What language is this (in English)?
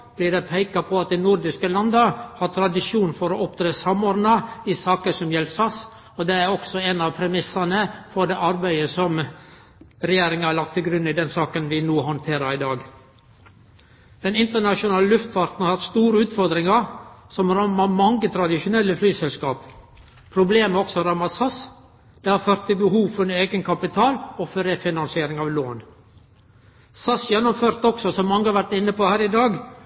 Norwegian Nynorsk